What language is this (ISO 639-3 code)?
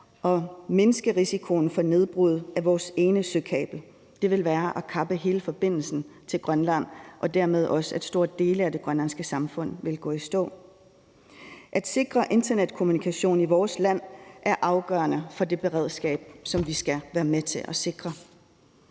dan